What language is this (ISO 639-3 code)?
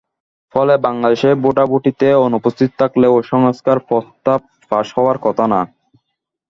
ben